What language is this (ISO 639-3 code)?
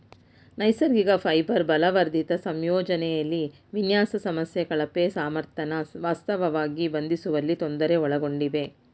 kan